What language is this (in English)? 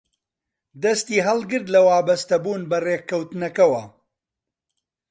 Central Kurdish